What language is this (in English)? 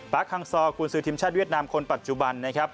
Thai